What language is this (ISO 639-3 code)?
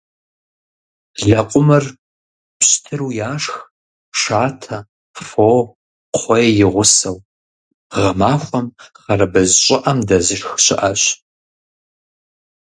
kbd